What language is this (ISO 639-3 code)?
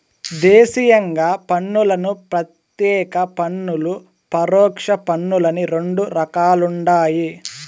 tel